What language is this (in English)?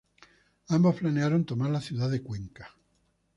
Spanish